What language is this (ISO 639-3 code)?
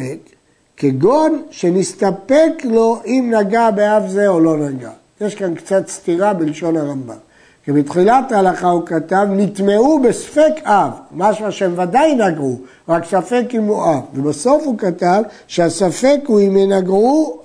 heb